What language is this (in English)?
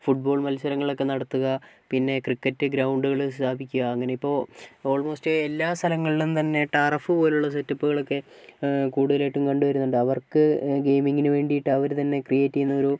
Malayalam